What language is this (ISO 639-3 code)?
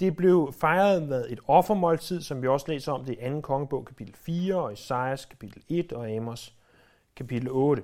dan